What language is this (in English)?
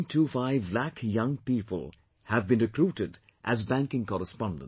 English